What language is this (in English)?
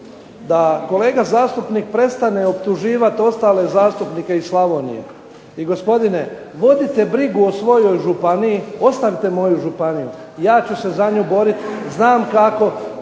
Croatian